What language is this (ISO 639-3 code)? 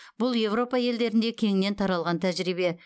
kaz